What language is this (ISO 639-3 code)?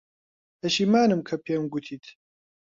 ckb